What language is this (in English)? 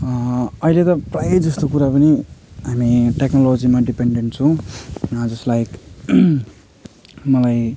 Nepali